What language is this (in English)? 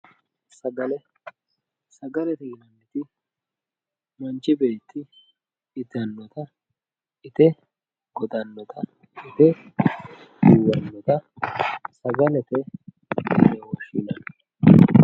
Sidamo